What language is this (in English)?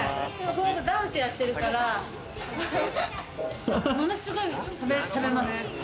Japanese